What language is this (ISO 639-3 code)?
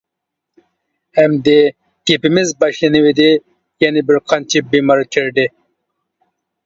uig